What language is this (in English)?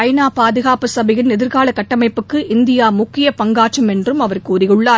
Tamil